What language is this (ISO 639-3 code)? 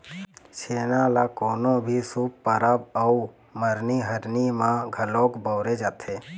hne